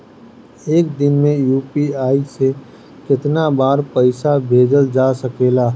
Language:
Bhojpuri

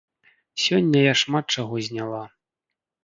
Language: Belarusian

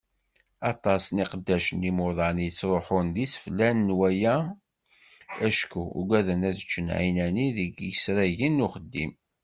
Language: Kabyle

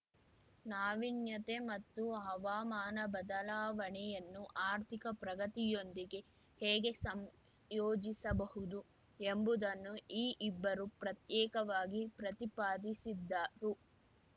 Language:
Kannada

